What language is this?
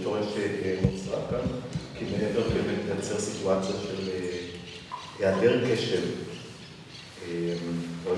Hebrew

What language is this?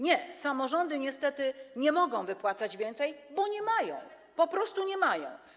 Polish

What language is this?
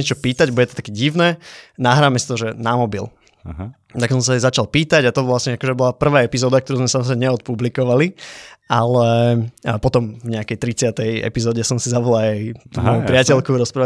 Slovak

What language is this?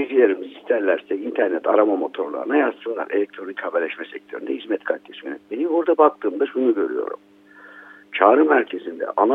Turkish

